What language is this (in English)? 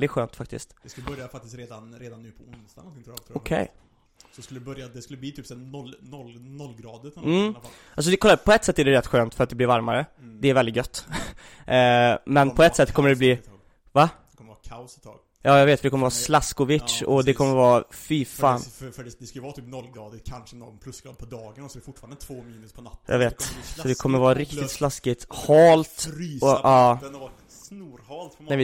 Swedish